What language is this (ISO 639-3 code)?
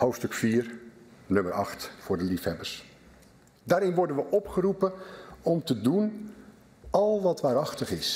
nld